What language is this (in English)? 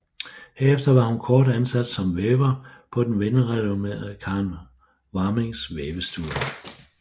Danish